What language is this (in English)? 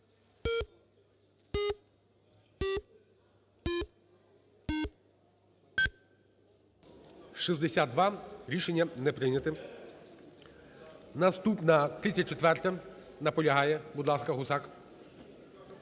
Ukrainian